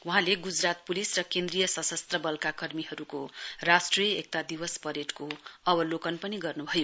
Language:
Nepali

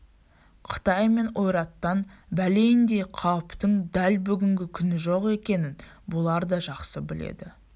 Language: Kazakh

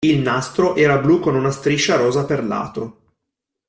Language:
Italian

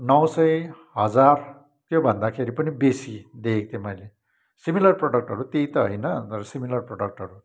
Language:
Nepali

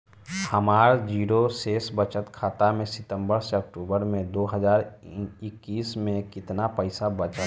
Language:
Bhojpuri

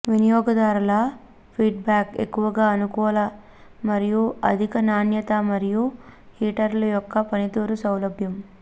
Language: Telugu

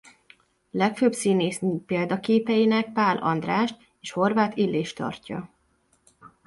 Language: Hungarian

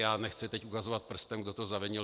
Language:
Czech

